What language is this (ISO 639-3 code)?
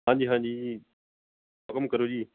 pan